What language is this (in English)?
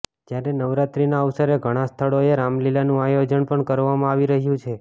Gujarati